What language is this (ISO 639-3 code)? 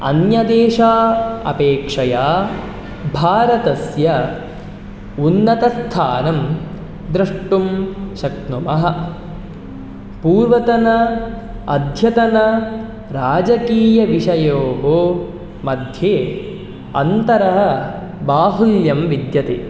san